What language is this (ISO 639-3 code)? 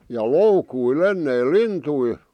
fin